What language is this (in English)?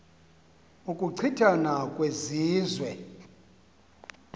Xhosa